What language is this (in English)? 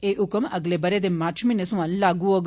Dogri